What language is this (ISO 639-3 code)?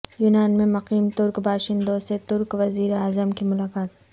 urd